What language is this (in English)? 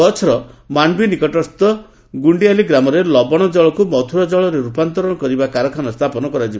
Odia